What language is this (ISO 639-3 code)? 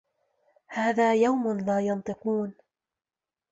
ara